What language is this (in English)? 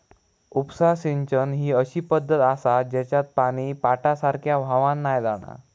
Marathi